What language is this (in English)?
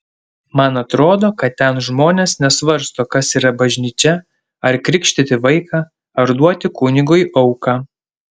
Lithuanian